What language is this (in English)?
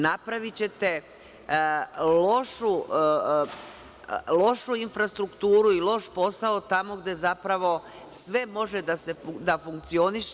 Serbian